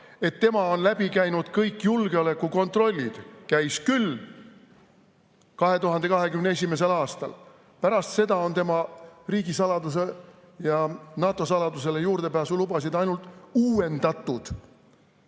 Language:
Estonian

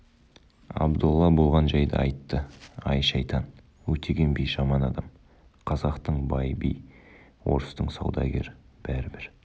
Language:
Kazakh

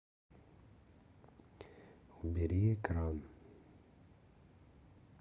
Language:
Russian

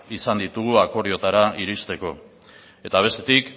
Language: Basque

